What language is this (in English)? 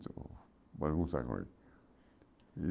Portuguese